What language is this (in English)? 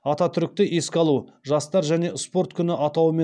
Kazakh